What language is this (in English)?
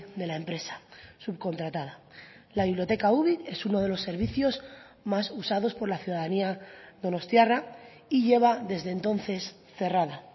Spanish